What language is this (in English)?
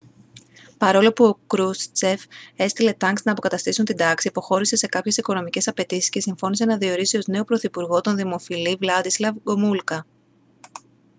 Greek